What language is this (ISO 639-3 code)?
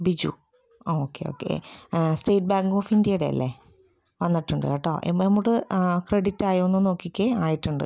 mal